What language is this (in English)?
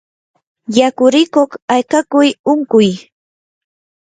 Yanahuanca Pasco Quechua